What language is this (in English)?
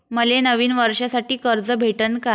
Marathi